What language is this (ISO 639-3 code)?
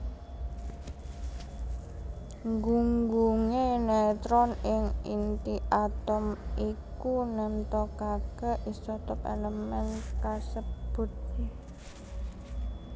jav